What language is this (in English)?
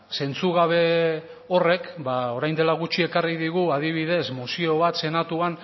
Basque